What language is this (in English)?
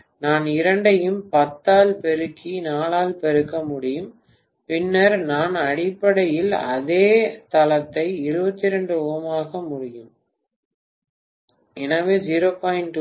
Tamil